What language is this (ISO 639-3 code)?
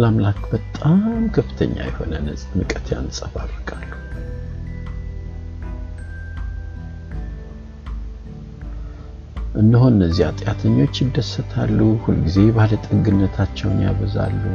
amh